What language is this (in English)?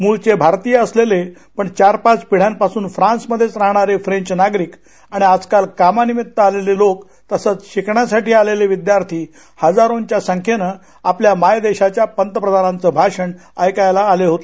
Marathi